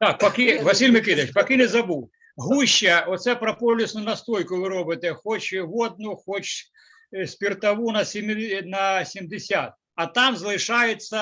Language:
Ukrainian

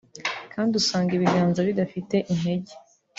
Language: Kinyarwanda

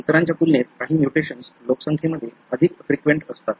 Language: Marathi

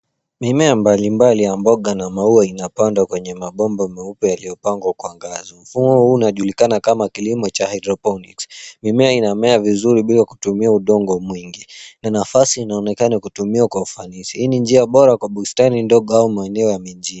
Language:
Swahili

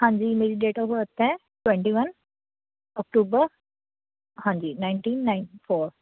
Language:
Punjabi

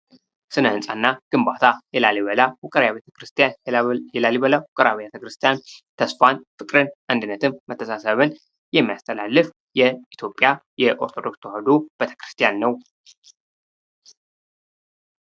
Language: Amharic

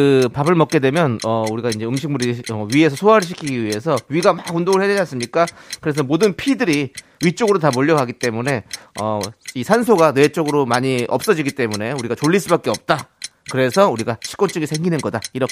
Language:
Korean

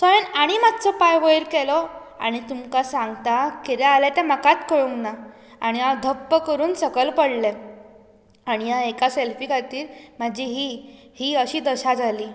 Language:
Konkani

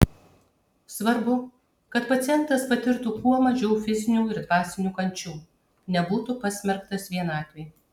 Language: Lithuanian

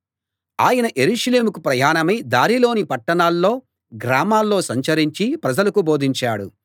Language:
Telugu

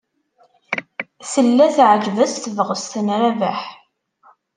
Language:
Kabyle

